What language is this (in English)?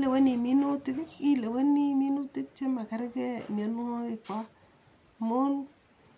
Kalenjin